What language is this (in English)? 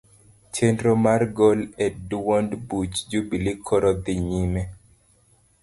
Luo (Kenya and Tanzania)